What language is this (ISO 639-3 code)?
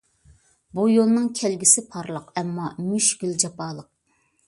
uig